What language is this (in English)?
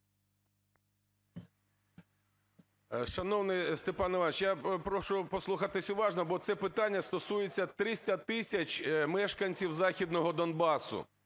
Ukrainian